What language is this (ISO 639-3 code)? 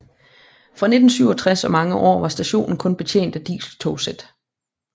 dan